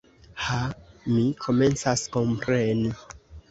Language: Esperanto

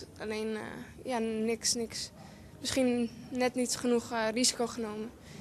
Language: Dutch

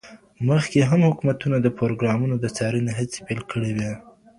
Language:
Pashto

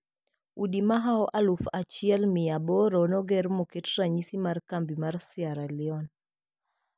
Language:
Luo (Kenya and Tanzania)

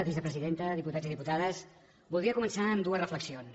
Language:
Catalan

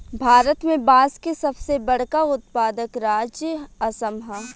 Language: Bhojpuri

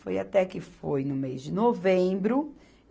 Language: Portuguese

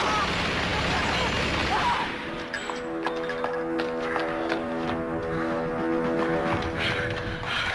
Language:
Russian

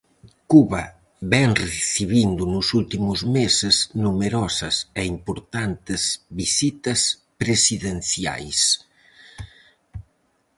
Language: Galician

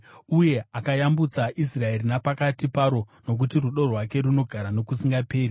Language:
Shona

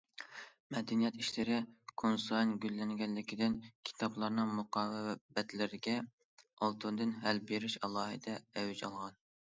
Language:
Uyghur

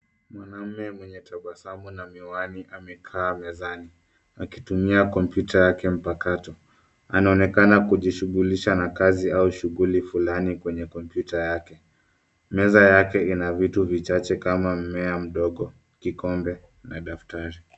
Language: Swahili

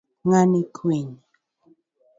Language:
Luo (Kenya and Tanzania)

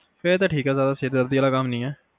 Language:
Punjabi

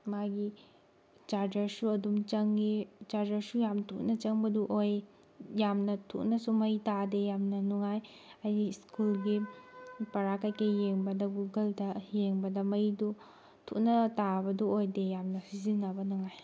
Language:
Manipuri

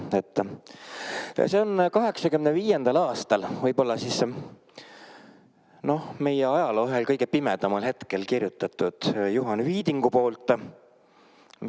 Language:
Estonian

